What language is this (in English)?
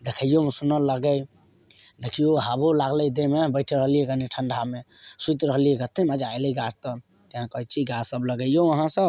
Maithili